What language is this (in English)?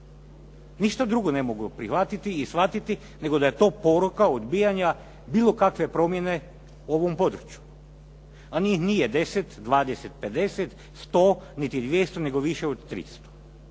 Croatian